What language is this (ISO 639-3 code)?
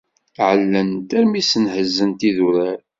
kab